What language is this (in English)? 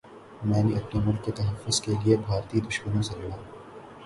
Urdu